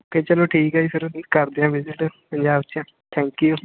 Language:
Punjabi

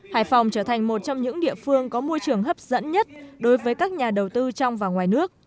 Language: Vietnamese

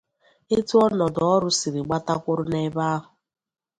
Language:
Igbo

